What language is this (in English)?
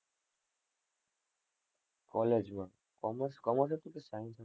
Gujarati